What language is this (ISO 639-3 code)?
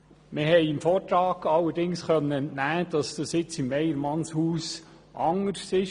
gsw